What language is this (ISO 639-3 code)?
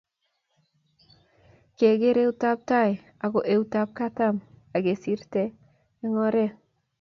kln